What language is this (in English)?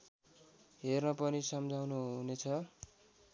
Nepali